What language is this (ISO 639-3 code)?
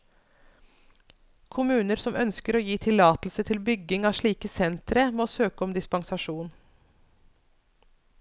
nor